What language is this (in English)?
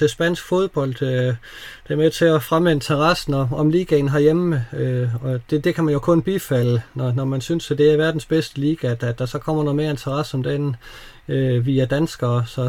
Danish